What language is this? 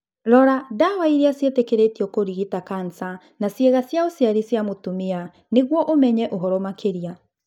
Kikuyu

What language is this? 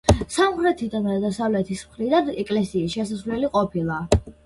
Georgian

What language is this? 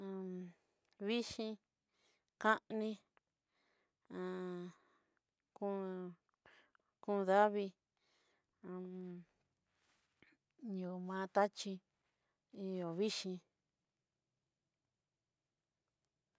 Southeastern Nochixtlán Mixtec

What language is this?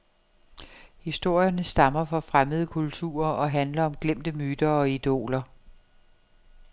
Danish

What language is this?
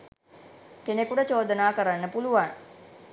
Sinhala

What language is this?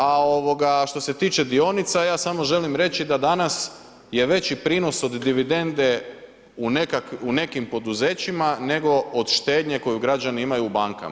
Croatian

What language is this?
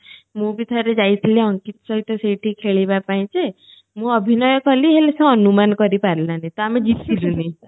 Odia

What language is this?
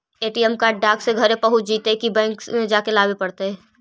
Magahi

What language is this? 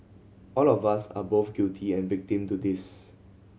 English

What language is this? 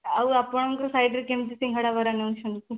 Odia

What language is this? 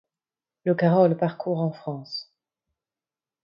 French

